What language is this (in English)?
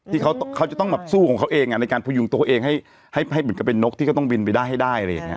Thai